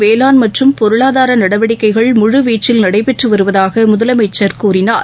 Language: Tamil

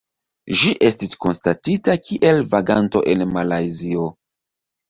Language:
Esperanto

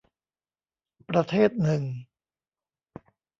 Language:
Thai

